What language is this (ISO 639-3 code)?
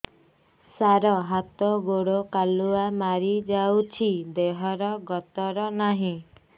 ori